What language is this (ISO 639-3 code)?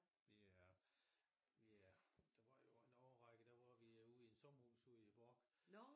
dan